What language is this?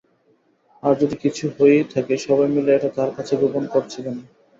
Bangla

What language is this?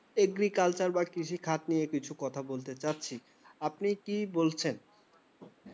Bangla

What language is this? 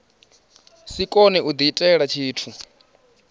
Venda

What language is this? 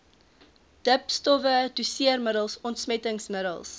Afrikaans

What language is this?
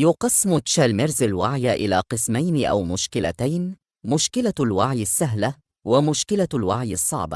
Arabic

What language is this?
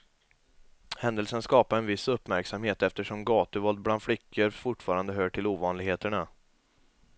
Swedish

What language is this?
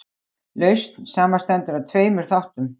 Icelandic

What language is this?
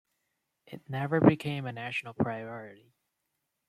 English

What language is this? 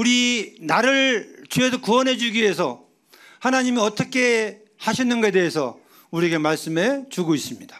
Korean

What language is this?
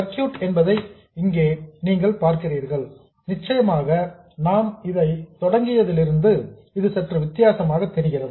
Tamil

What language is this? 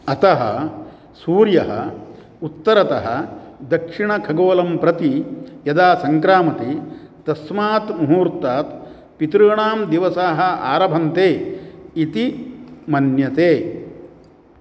Sanskrit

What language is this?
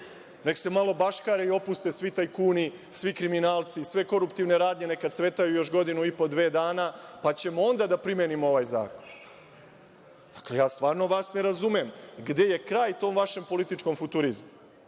Serbian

